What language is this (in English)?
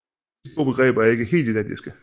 Danish